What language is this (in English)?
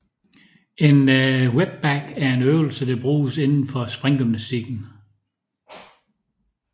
Danish